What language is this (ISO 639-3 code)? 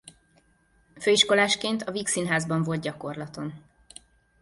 hun